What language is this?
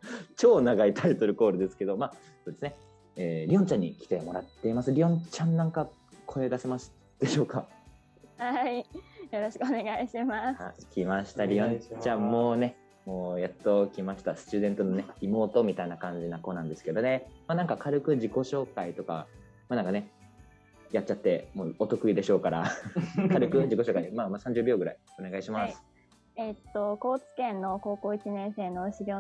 Japanese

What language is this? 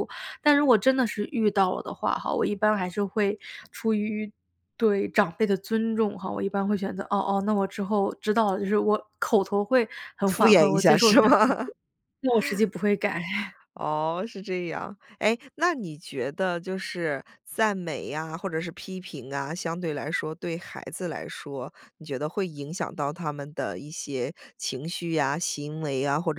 Chinese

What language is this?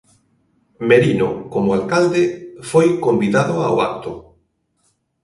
Galician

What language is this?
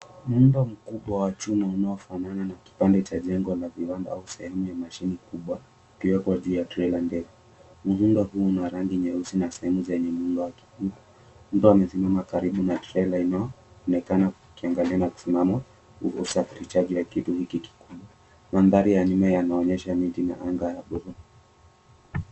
Swahili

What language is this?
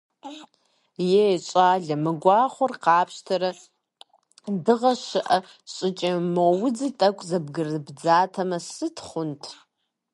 Kabardian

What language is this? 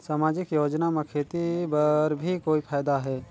Chhattisgarhi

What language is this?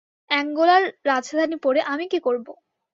Bangla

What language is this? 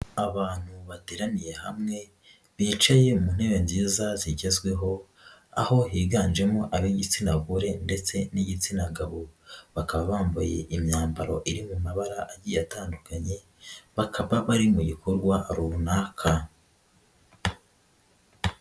Kinyarwanda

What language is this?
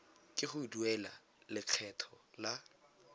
Tswana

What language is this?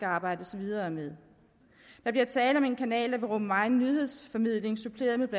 Danish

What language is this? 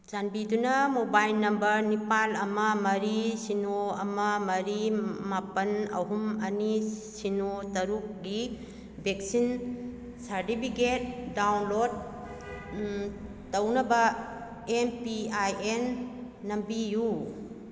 Manipuri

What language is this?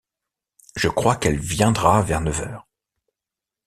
French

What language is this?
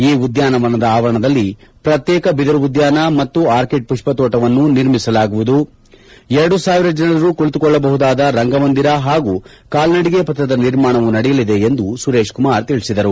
Kannada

